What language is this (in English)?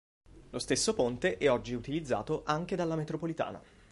Italian